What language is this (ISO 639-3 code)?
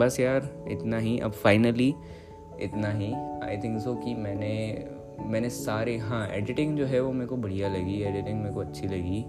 hin